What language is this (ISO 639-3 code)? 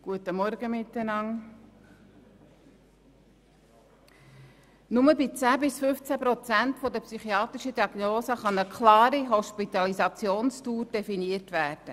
gsw